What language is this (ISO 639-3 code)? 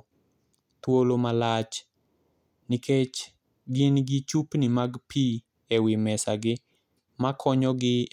luo